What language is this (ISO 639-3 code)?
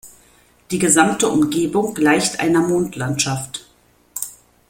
deu